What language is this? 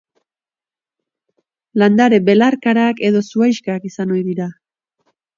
Basque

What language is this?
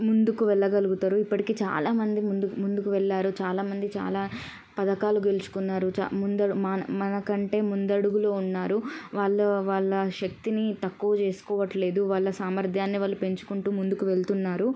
Telugu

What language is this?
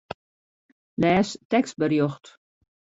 Western Frisian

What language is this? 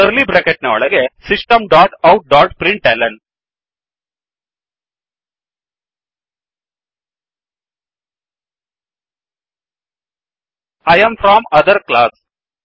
Kannada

